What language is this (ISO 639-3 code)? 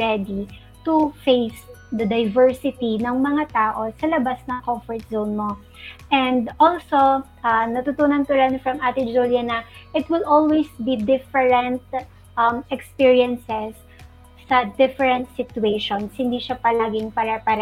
fil